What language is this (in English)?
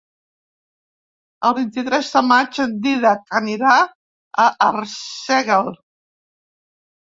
Catalan